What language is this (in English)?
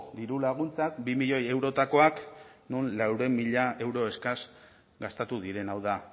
Basque